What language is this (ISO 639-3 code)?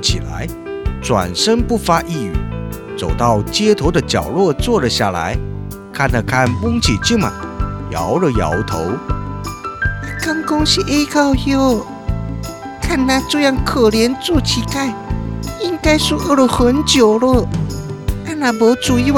zho